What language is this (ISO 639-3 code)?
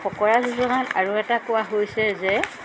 asm